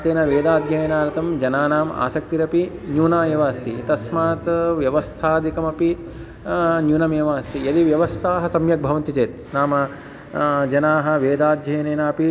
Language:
Sanskrit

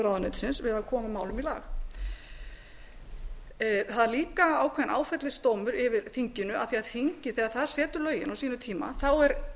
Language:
Icelandic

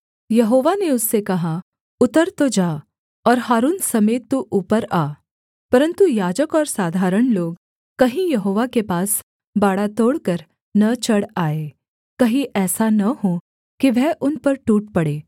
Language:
Hindi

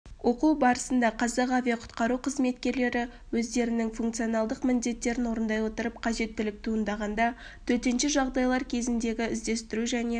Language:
Kazakh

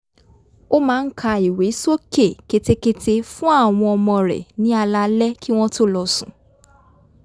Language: Yoruba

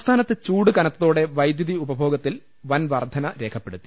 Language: Malayalam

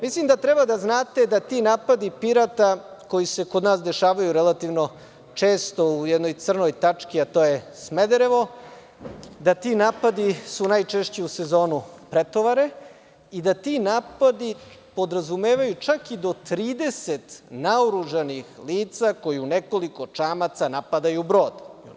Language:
Serbian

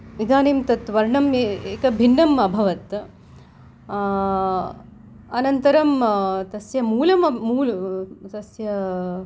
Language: Sanskrit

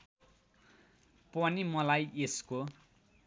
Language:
Nepali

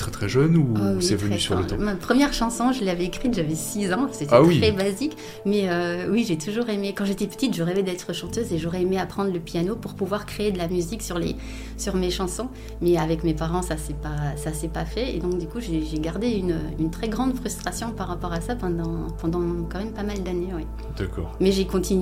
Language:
French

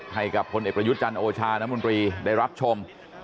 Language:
Thai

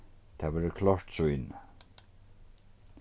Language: Faroese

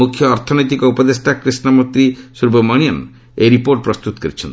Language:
Odia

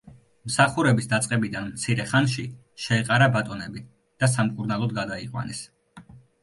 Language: Georgian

